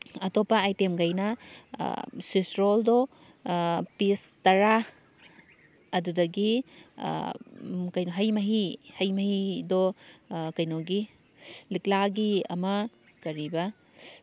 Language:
Manipuri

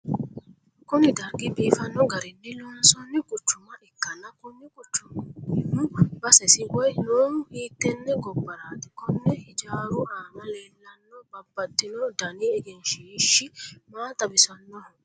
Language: Sidamo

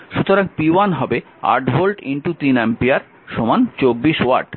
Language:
Bangla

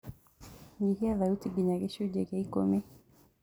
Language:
Kikuyu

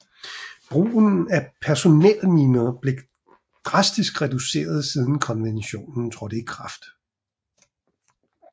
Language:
Danish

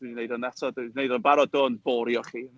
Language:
Welsh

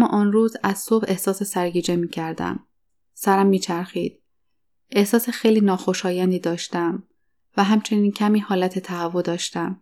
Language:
Persian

